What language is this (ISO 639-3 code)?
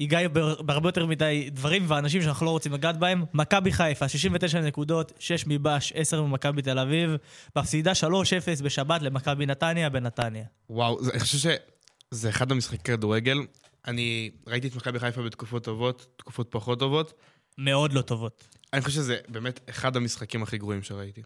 heb